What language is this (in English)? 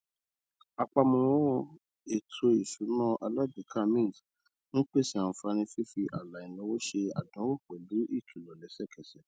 Yoruba